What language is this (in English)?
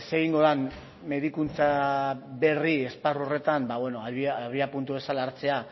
Basque